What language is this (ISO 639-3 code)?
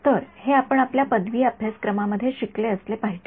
mar